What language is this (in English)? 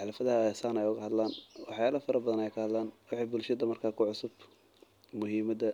Somali